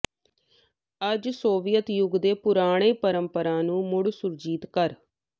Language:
Punjabi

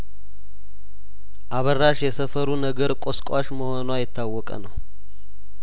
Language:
Amharic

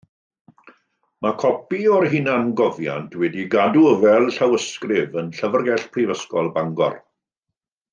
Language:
Welsh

